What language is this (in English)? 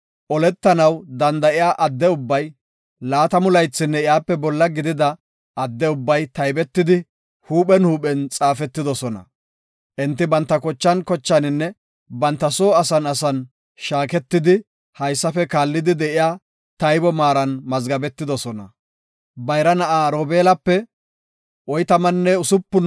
Gofa